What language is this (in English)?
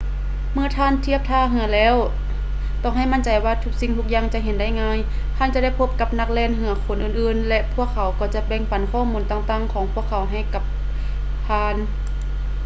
Lao